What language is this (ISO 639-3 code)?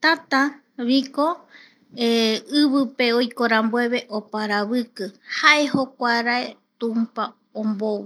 gui